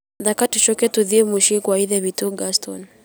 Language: Kikuyu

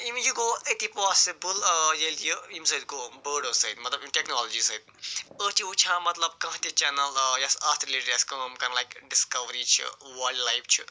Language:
Kashmiri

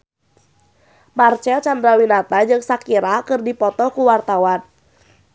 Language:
Sundanese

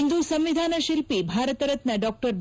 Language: Kannada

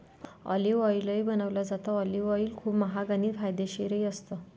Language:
Marathi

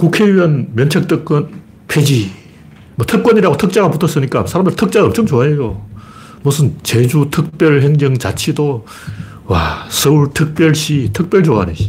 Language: Korean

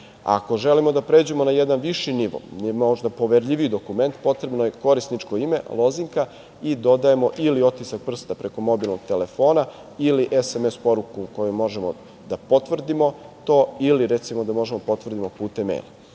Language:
Serbian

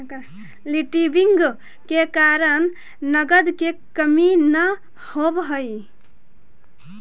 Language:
Magahi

